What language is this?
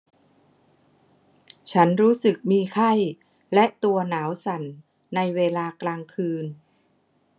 Thai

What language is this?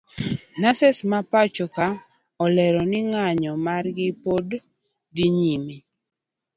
Luo (Kenya and Tanzania)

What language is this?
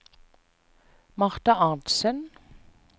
Norwegian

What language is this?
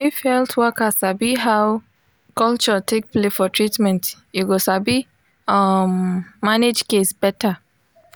Nigerian Pidgin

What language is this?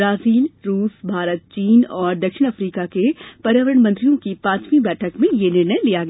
Hindi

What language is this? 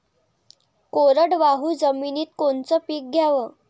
Marathi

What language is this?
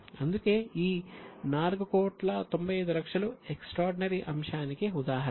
Telugu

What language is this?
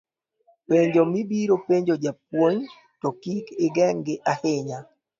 Luo (Kenya and Tanzania)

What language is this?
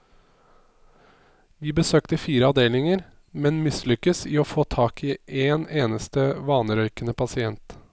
Norwegian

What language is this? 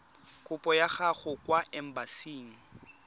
Tswana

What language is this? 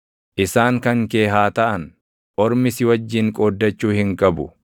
Oromo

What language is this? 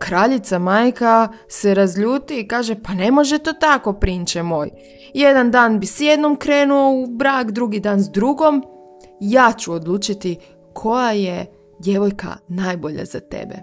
Croatian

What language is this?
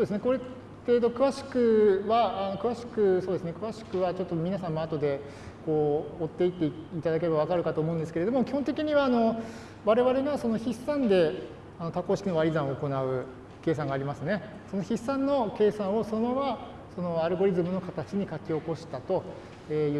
Japanese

